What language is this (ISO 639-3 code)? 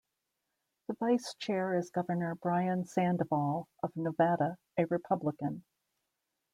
eng